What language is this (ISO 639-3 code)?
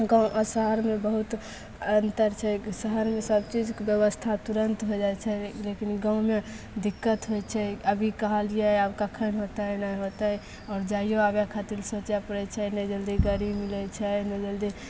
mai